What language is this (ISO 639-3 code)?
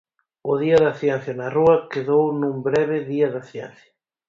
glg